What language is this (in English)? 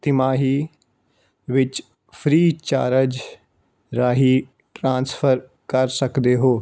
Punjabi